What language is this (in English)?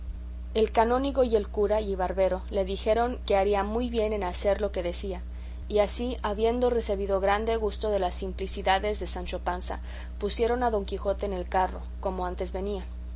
Spanish